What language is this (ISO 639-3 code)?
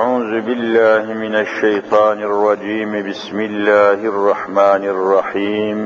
tur